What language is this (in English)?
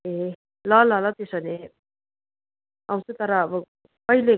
Nepali